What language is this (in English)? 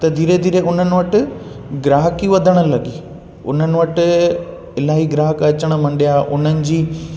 Sindhi